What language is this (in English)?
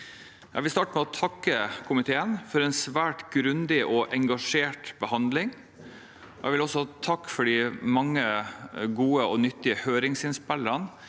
Norwegian